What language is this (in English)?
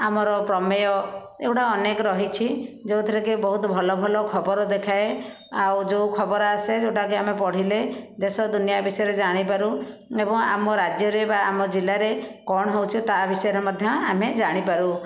Odia